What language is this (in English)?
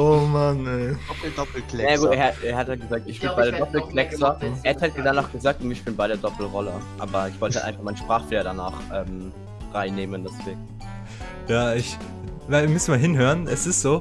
German